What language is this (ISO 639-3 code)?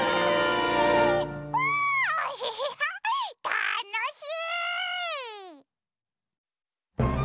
jpn